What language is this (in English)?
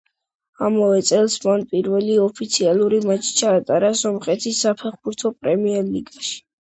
Georgian